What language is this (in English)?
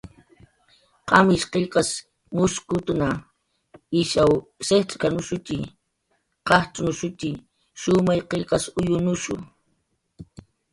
Jaqaru